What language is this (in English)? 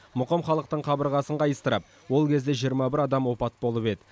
Kazakh